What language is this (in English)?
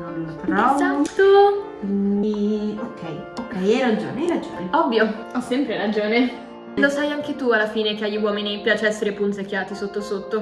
Italian